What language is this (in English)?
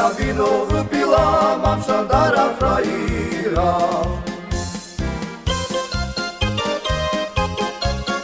Slovak